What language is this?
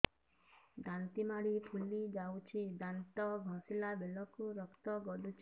Odia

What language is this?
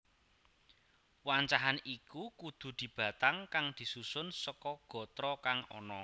Javanese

